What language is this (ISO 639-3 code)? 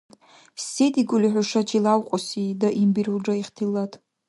dar